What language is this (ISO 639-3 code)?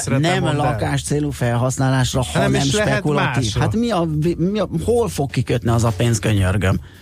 hun